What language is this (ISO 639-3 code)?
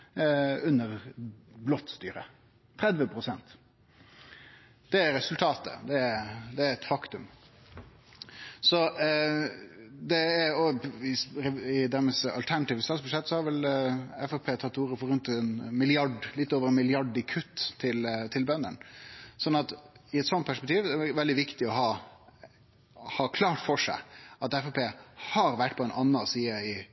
nno